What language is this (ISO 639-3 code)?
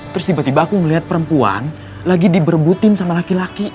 ind